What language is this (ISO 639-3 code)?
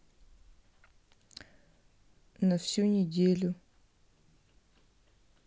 rus